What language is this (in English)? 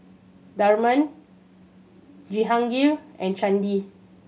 English